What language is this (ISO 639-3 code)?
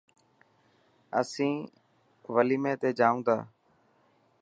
mki